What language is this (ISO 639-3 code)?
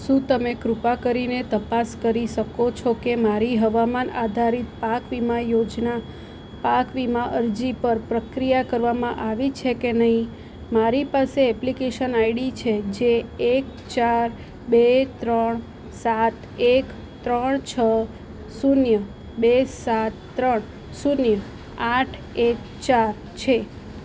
guj